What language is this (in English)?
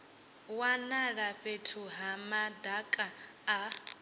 Venda